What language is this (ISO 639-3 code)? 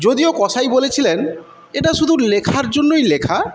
ben